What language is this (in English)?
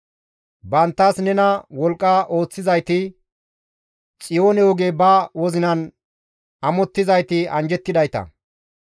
Gamo